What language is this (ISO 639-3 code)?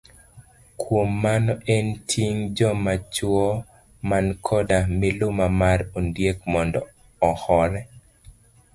luo